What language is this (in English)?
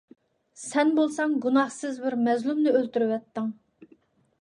Uyghur